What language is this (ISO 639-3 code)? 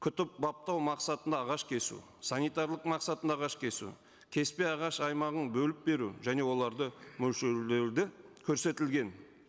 kaz